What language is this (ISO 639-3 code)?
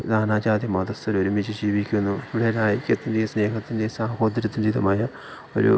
mal